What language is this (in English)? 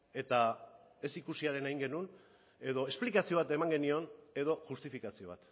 Basque